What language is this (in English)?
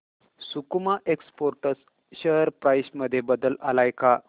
Marathi